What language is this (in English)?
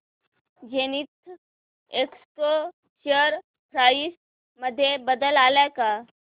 Marathi